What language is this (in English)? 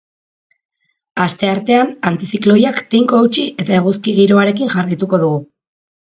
Basque